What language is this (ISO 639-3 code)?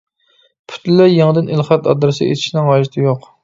uig